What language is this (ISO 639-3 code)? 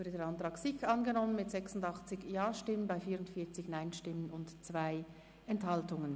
gsw